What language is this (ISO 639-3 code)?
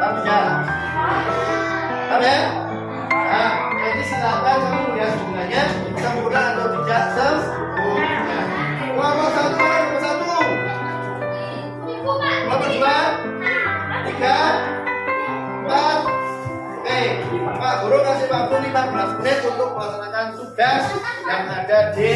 ind